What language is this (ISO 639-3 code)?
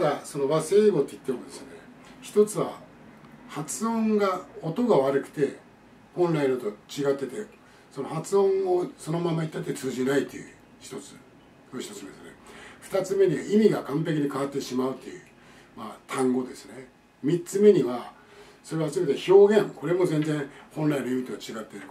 jpn